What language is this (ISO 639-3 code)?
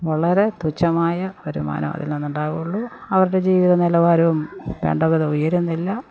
mal